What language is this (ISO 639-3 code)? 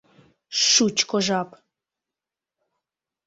chm